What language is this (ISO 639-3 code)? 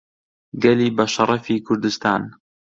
ckb